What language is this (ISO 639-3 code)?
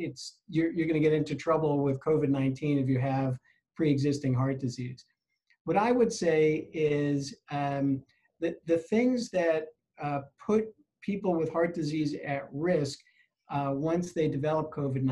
eng